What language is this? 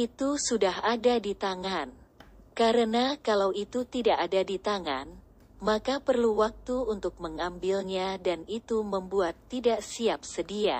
Indonesian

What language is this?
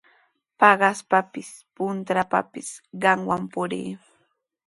Sihuas Ancash Quechua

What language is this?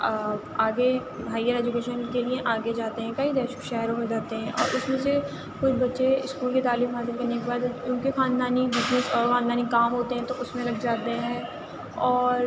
Urdu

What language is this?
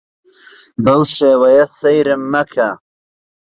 Central Kurdish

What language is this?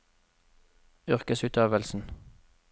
Norwegian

